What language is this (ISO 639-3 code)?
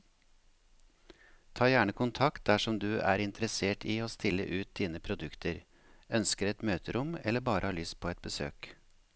nor